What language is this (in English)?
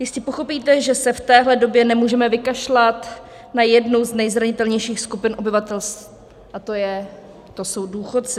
Czech